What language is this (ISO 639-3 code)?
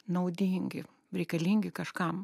lit